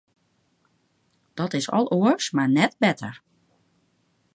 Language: Western Frisian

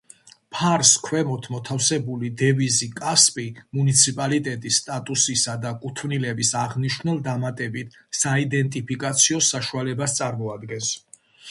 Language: Georgian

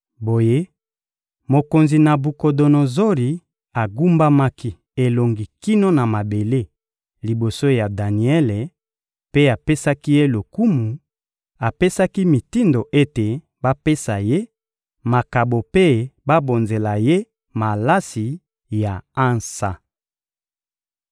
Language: Lingala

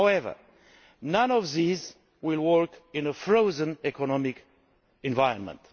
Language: English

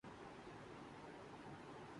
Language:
Urdu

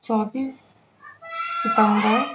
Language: Urdu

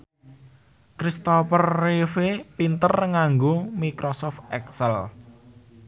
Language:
Javanese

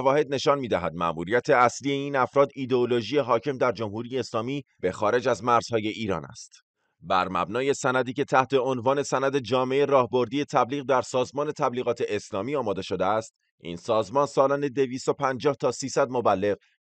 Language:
Persian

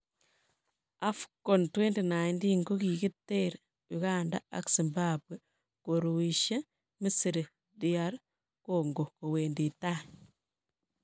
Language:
Kalenjin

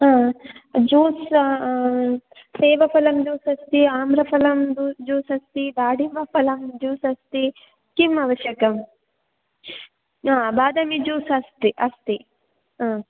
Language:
Sanskrit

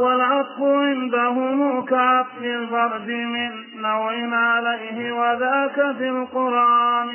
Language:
Arabic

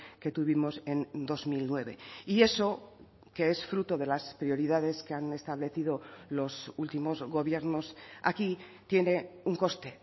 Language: Spanish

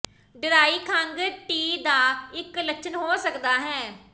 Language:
Punjabi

